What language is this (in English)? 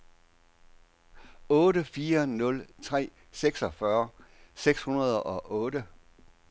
Danish